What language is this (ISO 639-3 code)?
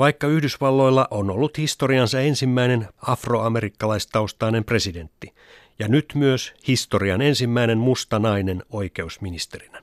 fin